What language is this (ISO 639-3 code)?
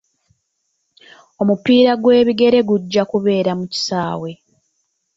lug